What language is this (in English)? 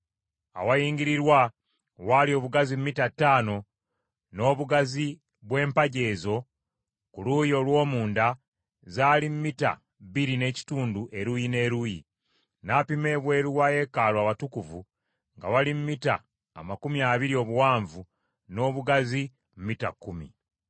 Ganda